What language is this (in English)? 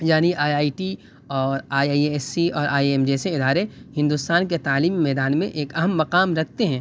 Urdu